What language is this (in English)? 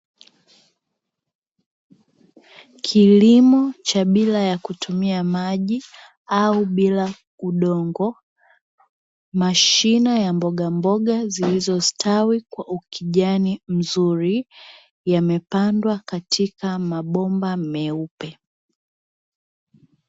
Swahili